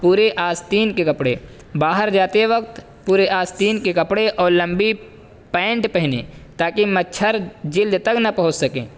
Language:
Urdu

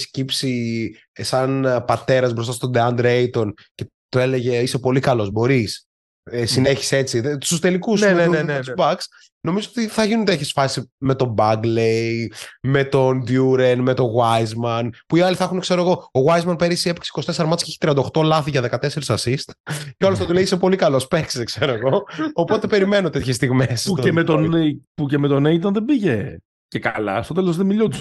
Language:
Greek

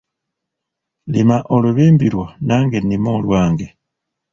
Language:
Ganda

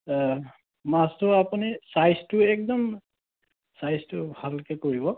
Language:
Assamese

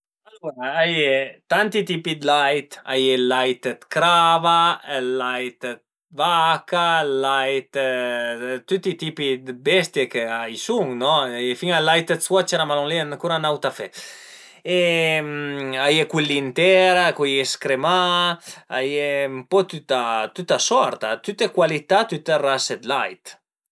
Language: Piedmontese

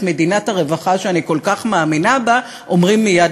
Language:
Hebrew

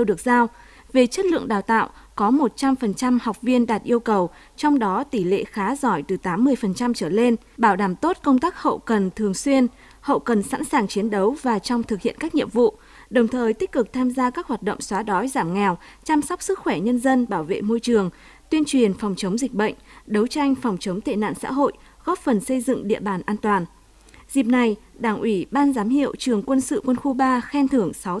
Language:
Vietnamese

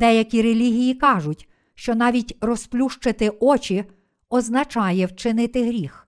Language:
Ukrainian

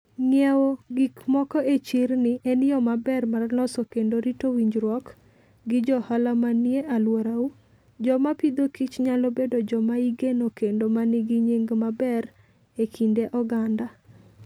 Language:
Luo (Kenya and Tanzania)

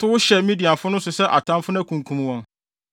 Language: Akan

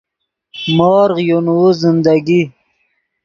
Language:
Yidgha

